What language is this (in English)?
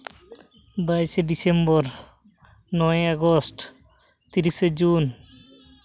Santali